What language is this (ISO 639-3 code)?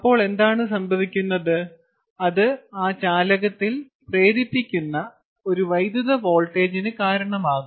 mal